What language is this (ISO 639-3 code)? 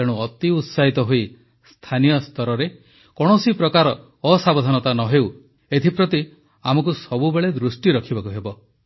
ori